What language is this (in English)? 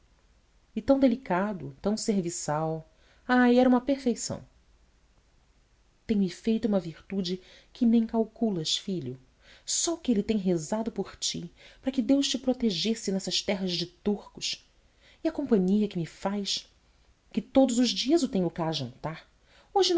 Portuguese